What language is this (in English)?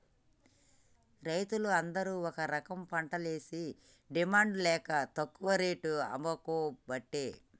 Telugu